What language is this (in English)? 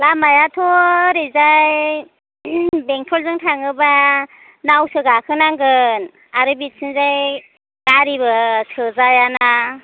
Bodo